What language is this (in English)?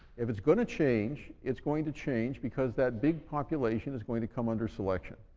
English